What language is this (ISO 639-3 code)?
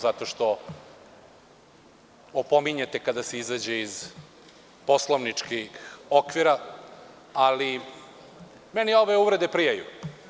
srp